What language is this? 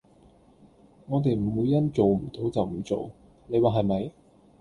Cantonese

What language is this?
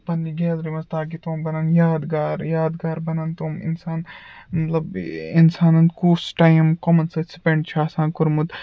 Kashmiri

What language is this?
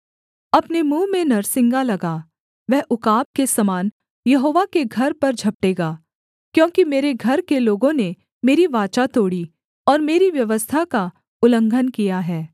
Hindi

